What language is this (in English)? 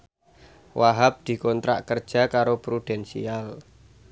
Javanese